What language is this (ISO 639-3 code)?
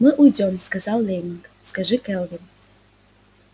rus